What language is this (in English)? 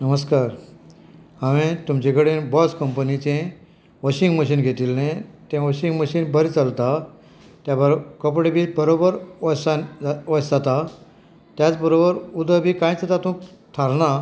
Konkani